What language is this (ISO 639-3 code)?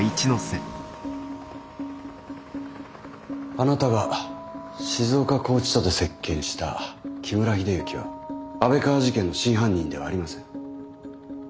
jpn